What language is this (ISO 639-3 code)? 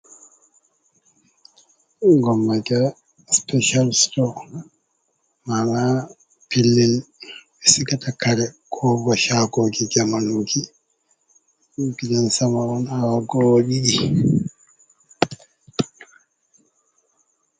ful